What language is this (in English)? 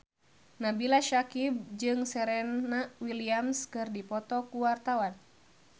Sundanese